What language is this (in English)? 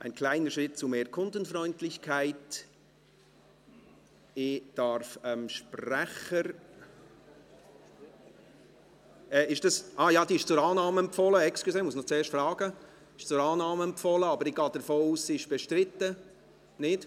Swiss German